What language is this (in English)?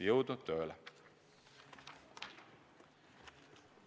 Estonian